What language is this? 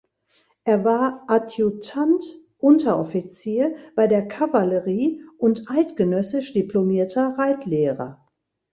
German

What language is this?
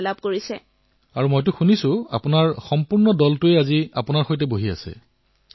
Assamese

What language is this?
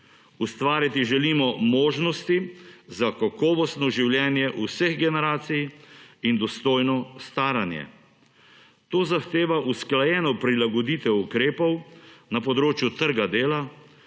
Slovenian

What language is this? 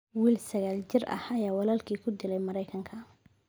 Somali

